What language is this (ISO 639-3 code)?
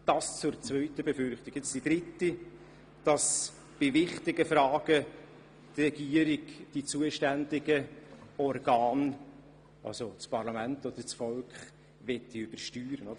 gsw